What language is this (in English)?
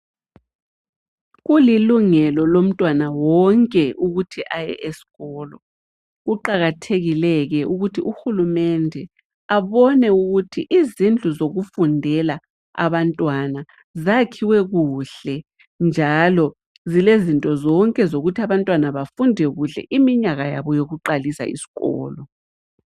North Ndebele